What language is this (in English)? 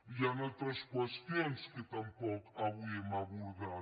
Catalan